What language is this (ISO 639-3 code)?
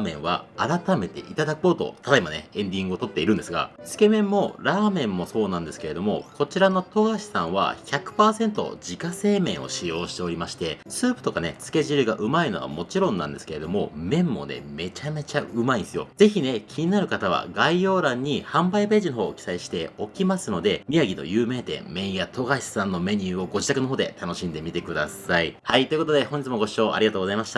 jpn